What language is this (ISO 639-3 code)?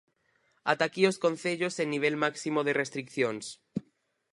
glg